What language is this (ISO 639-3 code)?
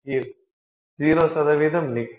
tam